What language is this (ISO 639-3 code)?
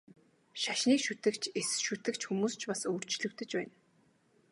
mon